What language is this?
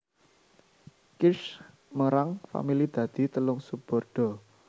Javanese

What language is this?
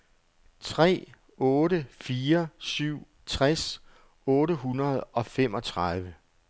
Danish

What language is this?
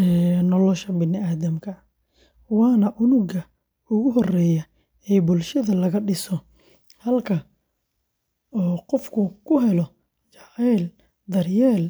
Somali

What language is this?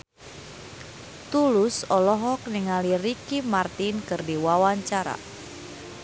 Sundanese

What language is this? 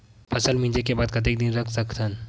Chhattisgarhi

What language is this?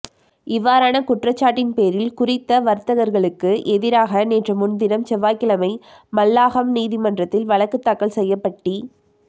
Tamil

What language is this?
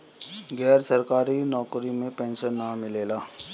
Bhojpuri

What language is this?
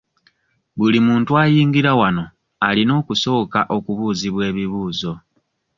Ganda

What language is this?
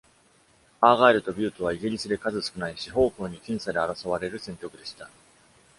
Japanese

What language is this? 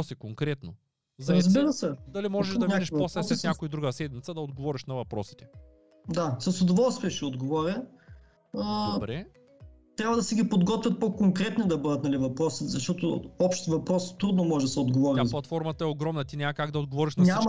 Bulgarian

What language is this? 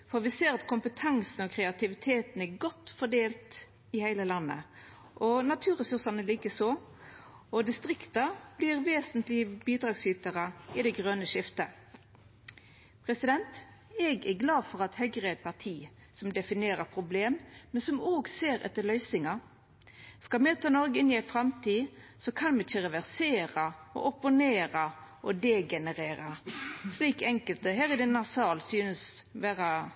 Norwegian Nynorsk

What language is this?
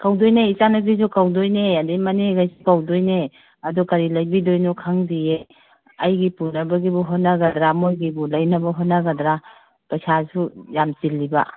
Manipuri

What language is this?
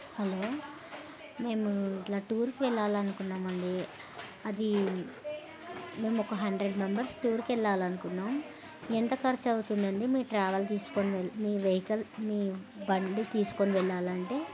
Telugu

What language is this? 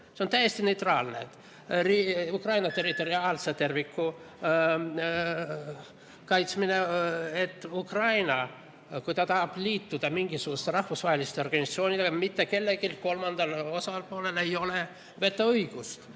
Estonian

